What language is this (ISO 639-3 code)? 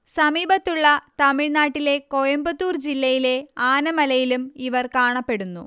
mal